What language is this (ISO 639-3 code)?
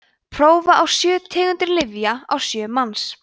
isl